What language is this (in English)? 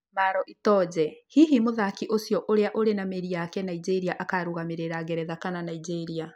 Kikuyu